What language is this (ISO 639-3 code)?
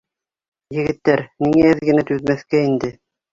bak